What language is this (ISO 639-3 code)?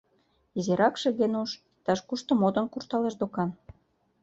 chm